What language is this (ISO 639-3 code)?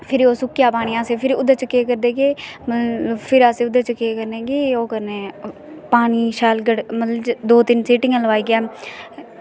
doi